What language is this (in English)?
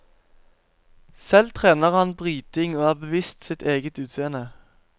Norwegian